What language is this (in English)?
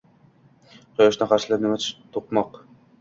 Uzbek